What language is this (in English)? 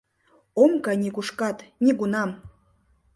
Mari